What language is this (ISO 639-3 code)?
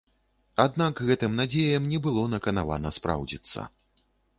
bel